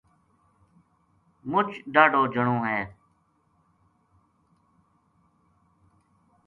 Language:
Gujari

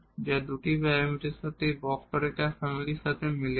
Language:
Bangla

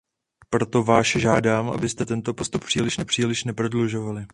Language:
Czech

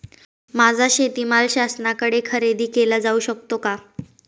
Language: Marathi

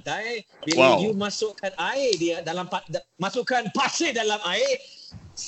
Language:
Malay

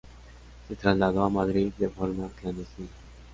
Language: Spanish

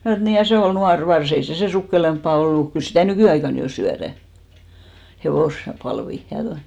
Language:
Finnish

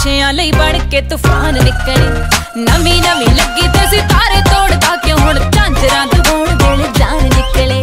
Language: Punjabi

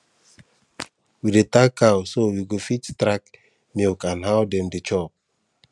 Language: Nigerian Pidgin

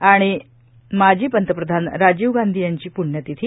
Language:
Marathi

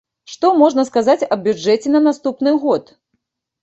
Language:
Belarusian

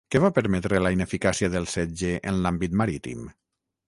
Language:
Catalan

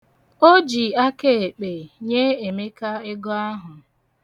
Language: Igbo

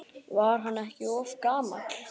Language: Icelandic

